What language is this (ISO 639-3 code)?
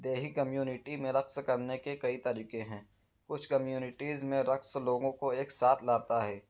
urd